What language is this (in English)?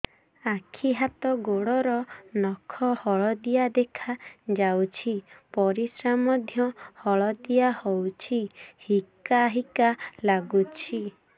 Odia